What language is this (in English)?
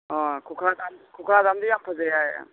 Manipuri